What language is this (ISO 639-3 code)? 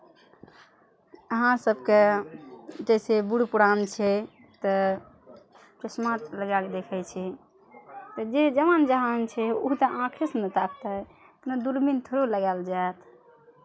mai